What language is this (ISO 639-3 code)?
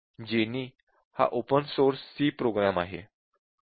mar